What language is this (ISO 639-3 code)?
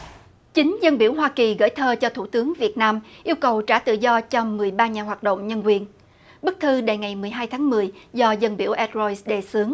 vie